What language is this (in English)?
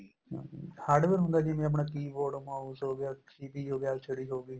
Punjabi